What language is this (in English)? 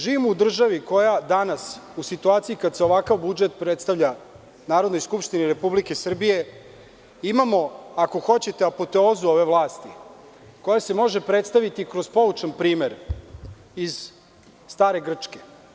Serbian